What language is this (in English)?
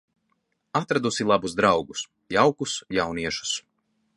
Latvian